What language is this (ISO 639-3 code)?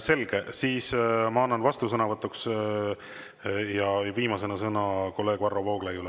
est